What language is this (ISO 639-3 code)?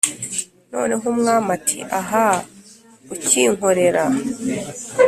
kin